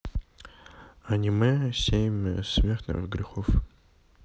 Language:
Russian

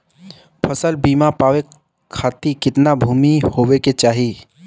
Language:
Bhojpuri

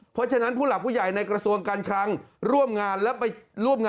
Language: Thai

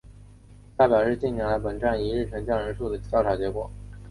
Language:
Chinese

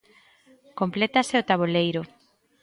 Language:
Galician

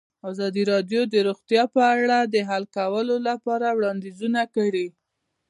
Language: Pashto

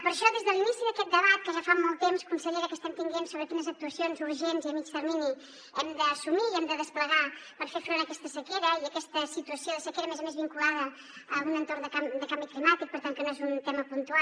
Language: Catalan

